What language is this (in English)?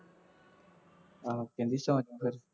Punjabi